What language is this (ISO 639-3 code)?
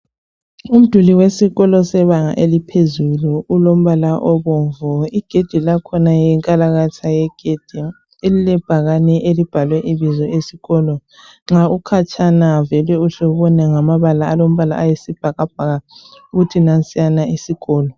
nde